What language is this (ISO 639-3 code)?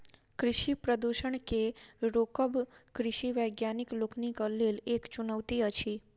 mai